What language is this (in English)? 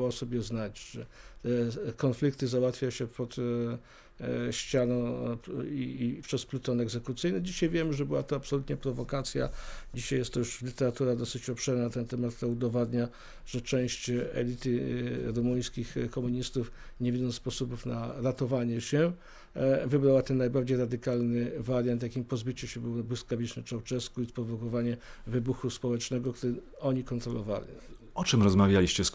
Polish